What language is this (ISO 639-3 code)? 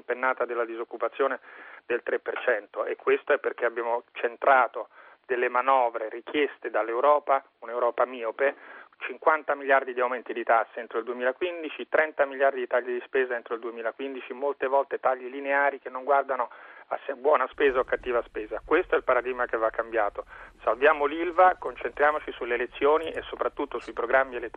ita